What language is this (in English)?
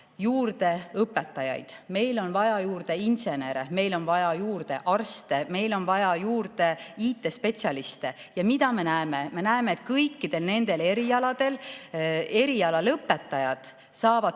Estonian